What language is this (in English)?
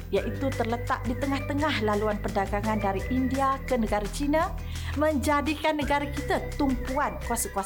Malay